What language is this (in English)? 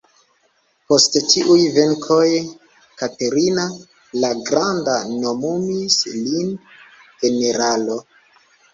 Esperanto